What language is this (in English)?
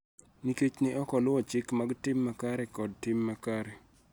Luo (Kenya and Tanzania)